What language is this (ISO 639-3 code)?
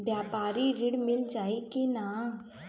bho